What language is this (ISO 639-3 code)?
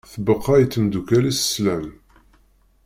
kab